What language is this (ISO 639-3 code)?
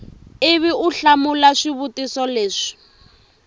tso